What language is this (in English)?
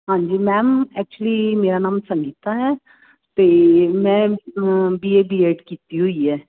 Punjabi